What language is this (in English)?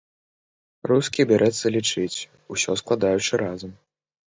Belarusian